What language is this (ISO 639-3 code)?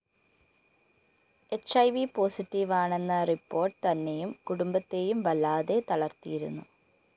mal